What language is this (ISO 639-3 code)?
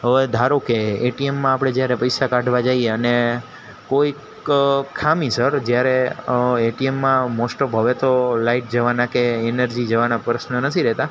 guj